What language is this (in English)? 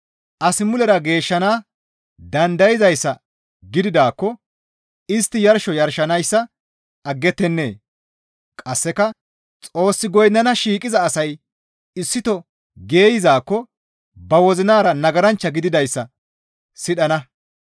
Gamo